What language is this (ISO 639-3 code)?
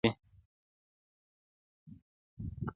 pus